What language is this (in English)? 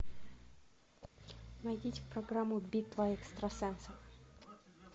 Russian